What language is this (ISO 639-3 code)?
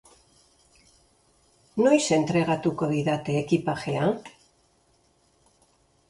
eus